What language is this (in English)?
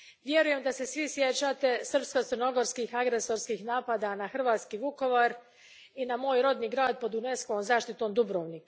Croatian